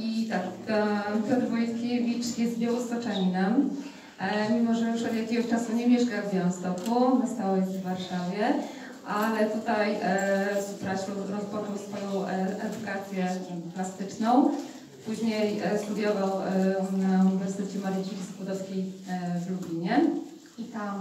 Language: Polish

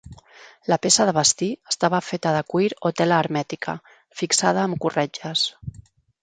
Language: Catalan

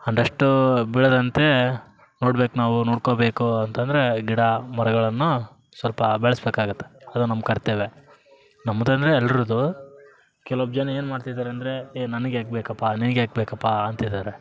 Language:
Kannada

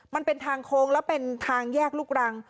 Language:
Thai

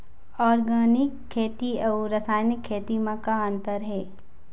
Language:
Chhattisgarhi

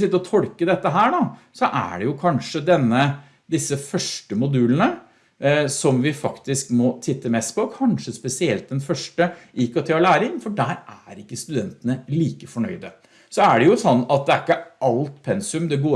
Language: Norwegian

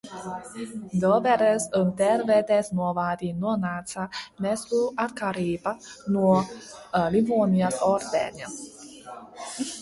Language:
Latvian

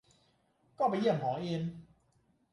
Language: Thai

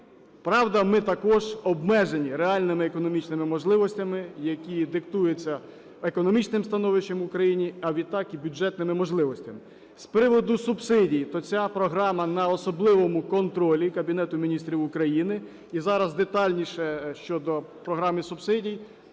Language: Ukrainian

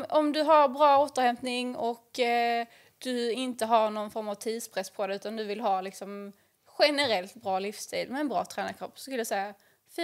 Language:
Swedish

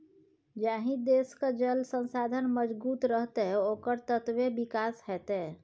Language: Maithili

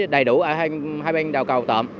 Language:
Vietnamese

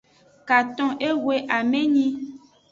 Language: Aja (Benin)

